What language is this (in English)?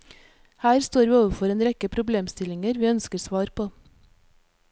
Norwegian